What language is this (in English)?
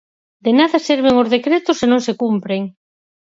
Galician